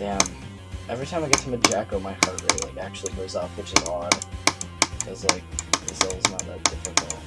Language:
English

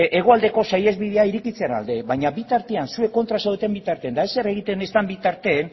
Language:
Basque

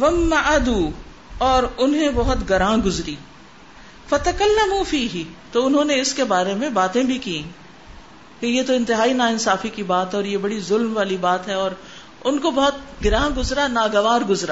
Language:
Urdu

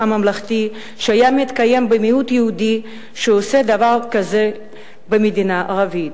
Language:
Hebrew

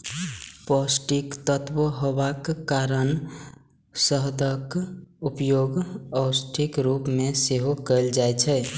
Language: Maithili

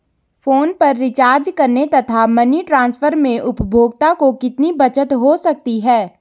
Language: Hindi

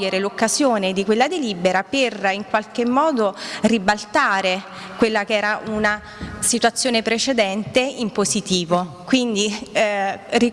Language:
Italian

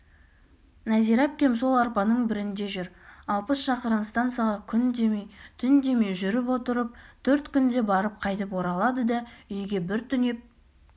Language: Kazakh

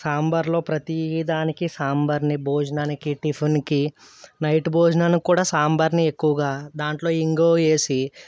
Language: Telugu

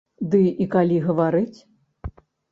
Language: Belarusian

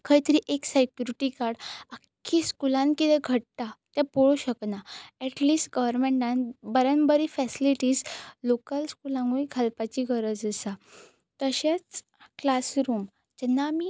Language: Konkani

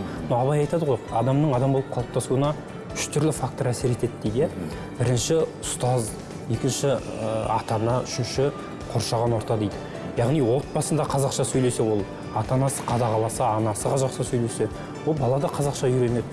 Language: Turkish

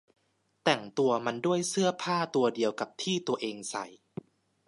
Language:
Thai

